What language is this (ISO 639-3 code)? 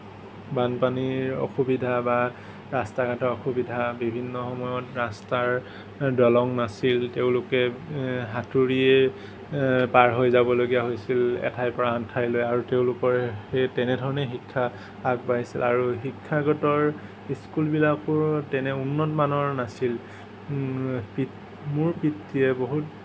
asm